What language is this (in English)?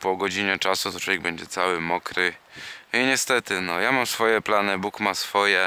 Polish